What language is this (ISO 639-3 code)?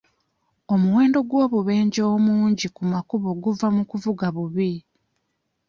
lug